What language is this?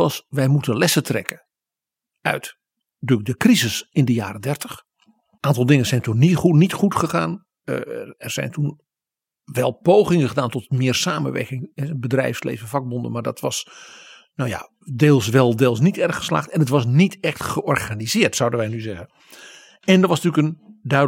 Dutch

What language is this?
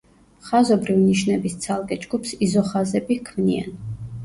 Georgian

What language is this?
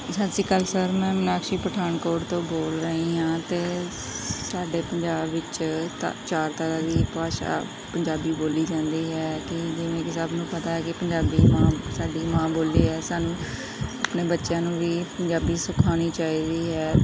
Punjabi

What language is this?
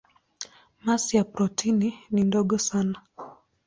Swahili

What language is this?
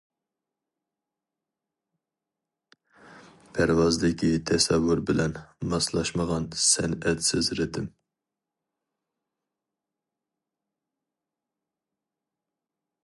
Uyghur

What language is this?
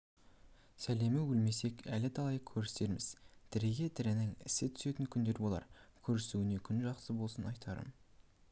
Kazakh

